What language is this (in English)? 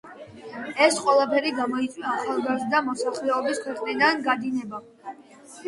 Georgian